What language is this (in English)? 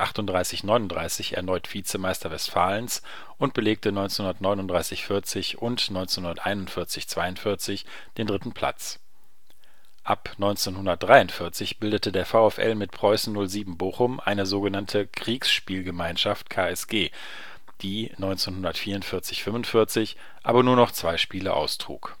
German